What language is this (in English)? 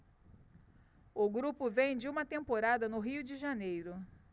Portuguese